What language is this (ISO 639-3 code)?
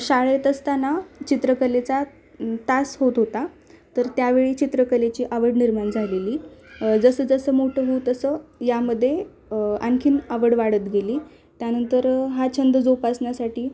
mar